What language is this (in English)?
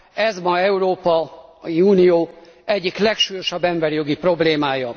Hungarian